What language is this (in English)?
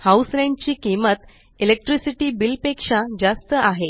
Marathi